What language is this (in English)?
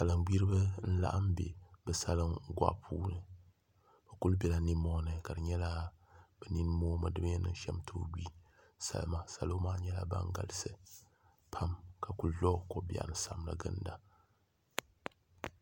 Dagbani